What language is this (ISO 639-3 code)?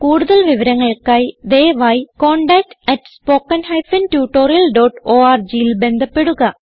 mal